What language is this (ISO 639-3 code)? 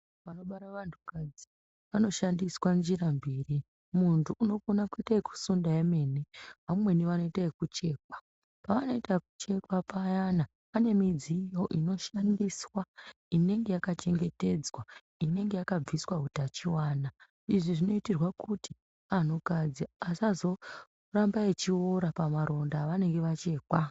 ndc